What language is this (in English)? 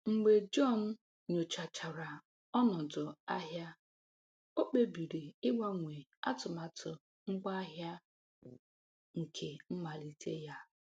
Igbo